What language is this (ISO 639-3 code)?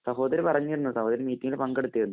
mal